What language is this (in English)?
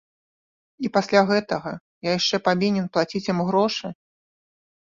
Belarusian